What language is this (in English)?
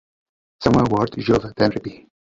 Czech